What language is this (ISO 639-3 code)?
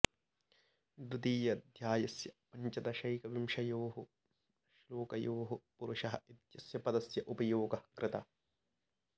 san